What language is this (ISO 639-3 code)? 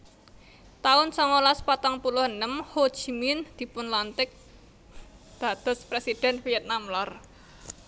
jav